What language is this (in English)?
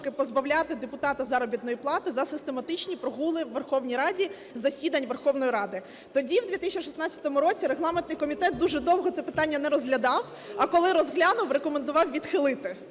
Ukrainian